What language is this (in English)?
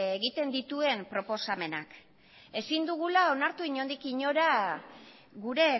Basque